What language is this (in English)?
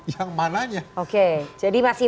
Indonesian